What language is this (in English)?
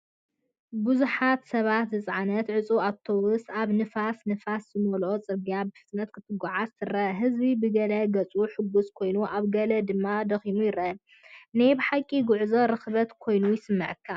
Tigrinya